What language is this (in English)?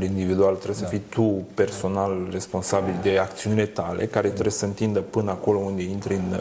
Romanian